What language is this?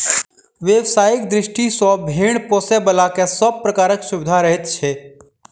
Maithili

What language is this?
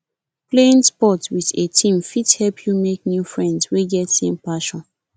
Nigerian Pidgin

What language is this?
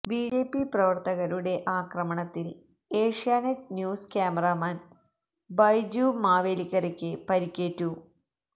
Malayalam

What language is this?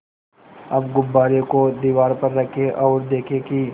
Hindi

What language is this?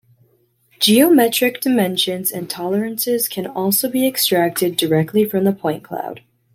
English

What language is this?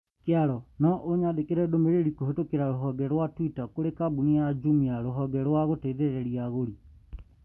Kikuyu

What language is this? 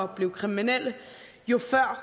Danish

